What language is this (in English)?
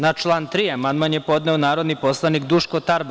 Serbian